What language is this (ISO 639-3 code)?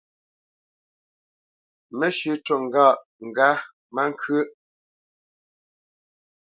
bce